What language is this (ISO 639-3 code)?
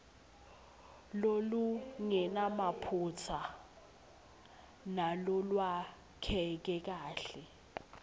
ssw